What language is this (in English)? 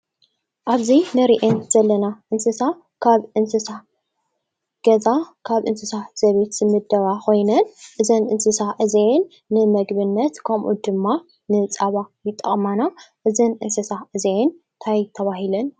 Tigrinya